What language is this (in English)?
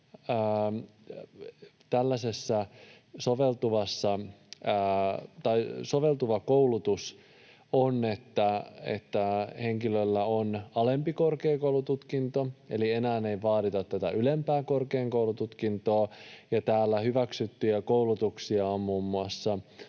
Finnish